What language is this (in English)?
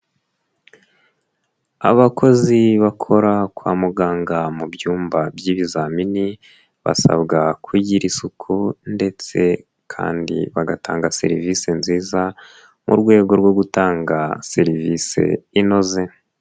Kinyarwanda